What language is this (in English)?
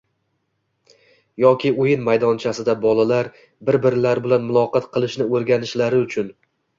Uzbek